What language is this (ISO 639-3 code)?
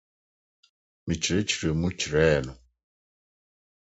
aka